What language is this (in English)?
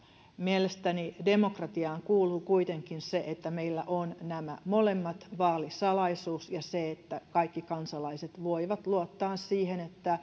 Finnish